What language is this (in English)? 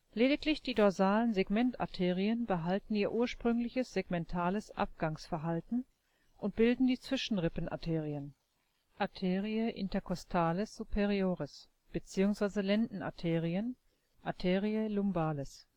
German